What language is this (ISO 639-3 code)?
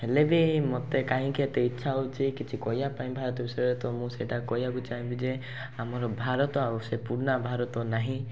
ori